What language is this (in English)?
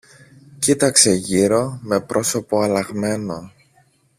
Greek